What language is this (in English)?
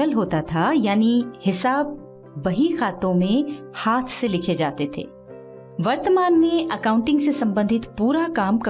Hindi